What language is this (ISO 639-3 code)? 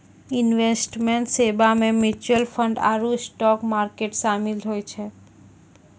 mai